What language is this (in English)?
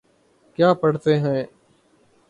Urdu